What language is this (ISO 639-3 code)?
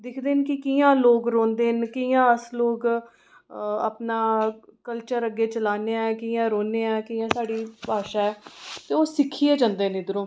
doi